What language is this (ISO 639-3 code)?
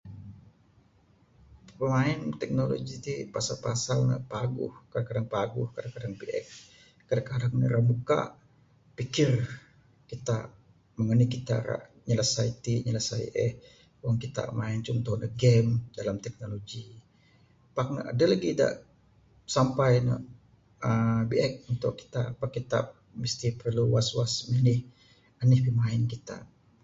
sdo